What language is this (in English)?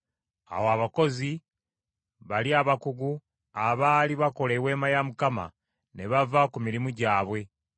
Ganda